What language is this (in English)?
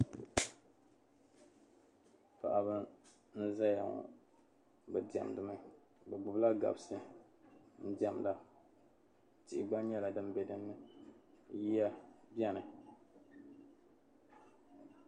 Dagbani